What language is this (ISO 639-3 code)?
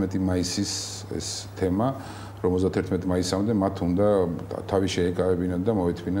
ron